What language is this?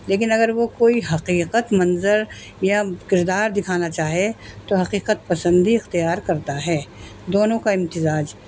Urdu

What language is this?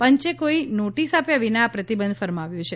Gujarati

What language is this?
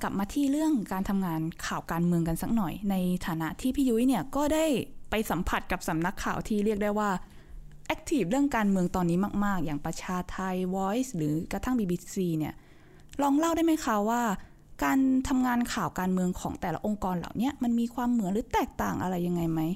Thai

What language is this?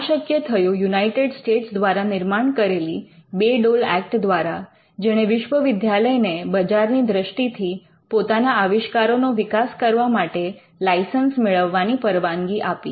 Gujarati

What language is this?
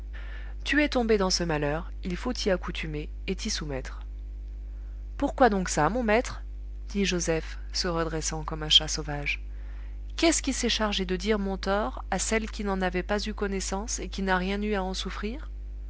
French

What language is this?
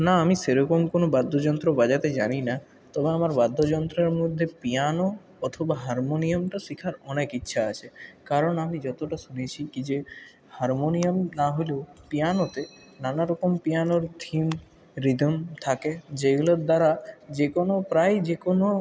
Bangla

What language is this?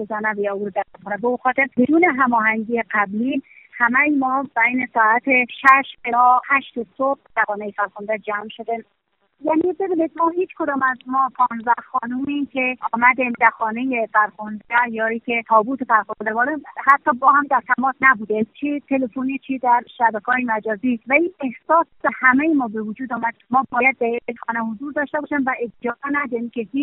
Persian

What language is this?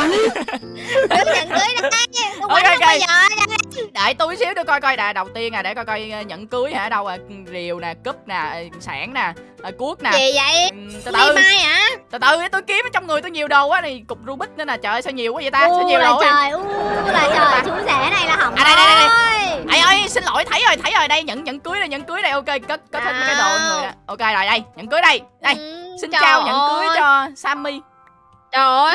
Vietnamese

